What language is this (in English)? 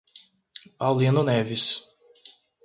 Portuguese